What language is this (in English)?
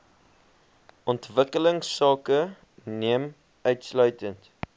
Afrikaans